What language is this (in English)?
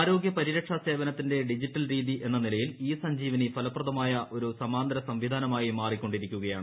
Malayalam